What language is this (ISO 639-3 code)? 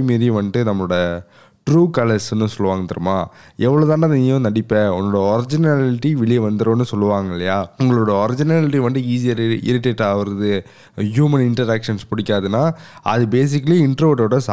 tam